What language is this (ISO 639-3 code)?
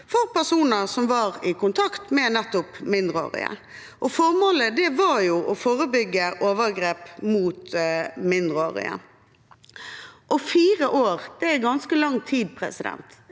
nor